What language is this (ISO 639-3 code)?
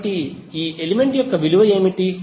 tel